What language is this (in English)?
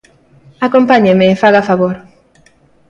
Galician